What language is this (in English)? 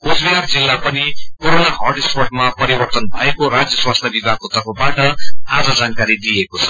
Nepali